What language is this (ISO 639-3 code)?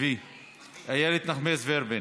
heb